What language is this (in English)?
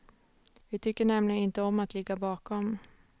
Swedish